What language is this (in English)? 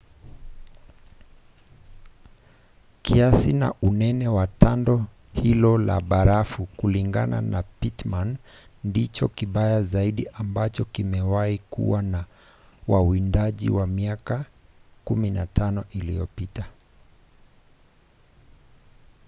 Swahili